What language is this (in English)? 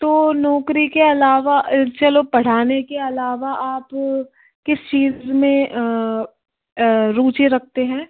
Hindi